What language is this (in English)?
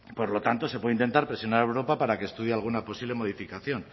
Spanish